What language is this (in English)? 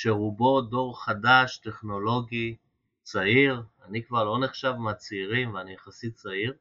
Hebrew